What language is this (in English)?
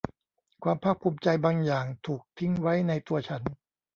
Thai